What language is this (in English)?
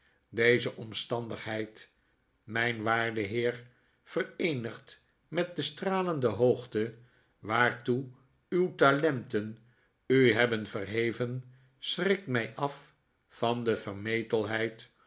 Dutch